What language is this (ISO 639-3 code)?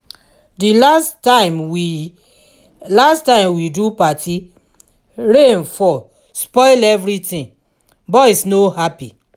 pcm